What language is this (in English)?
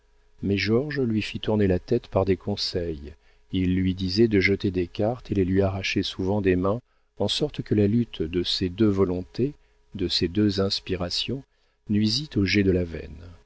French